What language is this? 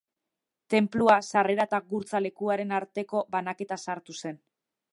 Basque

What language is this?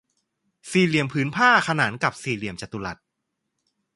Thai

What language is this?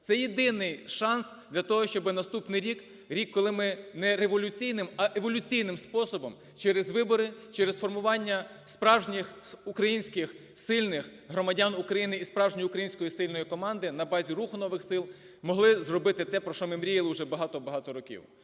Ukrainian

